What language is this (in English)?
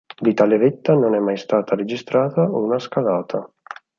Italian